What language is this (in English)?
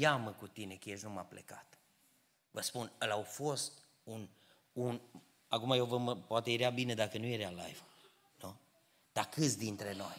Romanian